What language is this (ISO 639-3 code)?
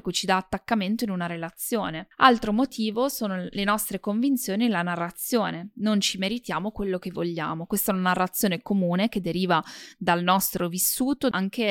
ita